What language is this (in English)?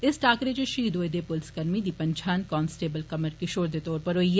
Dogri